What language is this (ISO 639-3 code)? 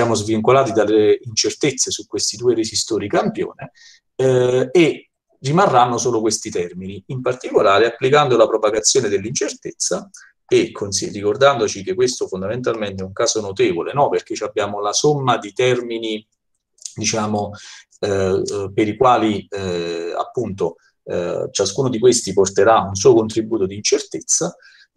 ita